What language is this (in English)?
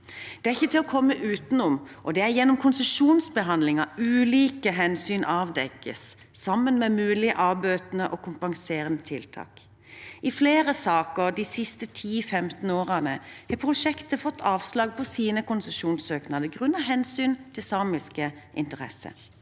Norwegian